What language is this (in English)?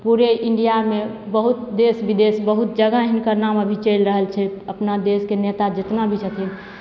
Maithili